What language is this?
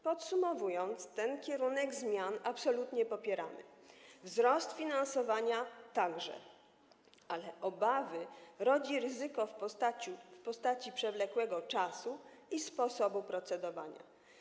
Polish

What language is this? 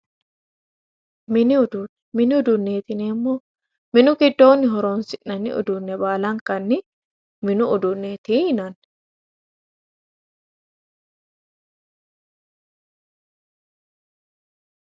Sidamo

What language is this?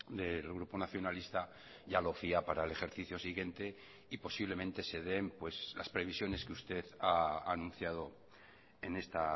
Spanish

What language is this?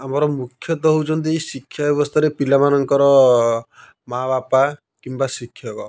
Odia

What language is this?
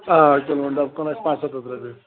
Kashmiri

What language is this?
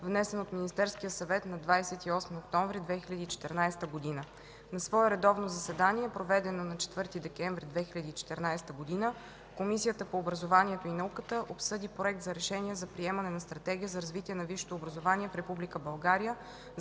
Bulgarian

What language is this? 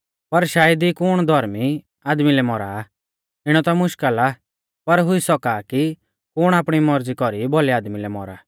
Mahasu Pahari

